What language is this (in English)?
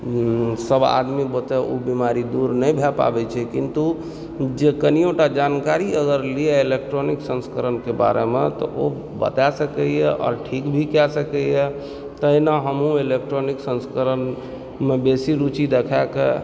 Maithili